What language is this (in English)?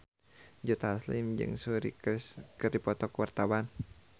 Sundanese